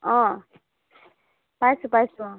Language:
Assamese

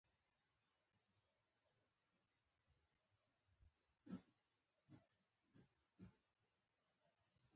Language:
Pashto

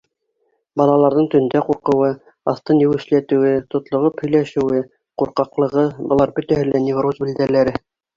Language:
Bashkir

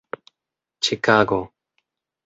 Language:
Esperanto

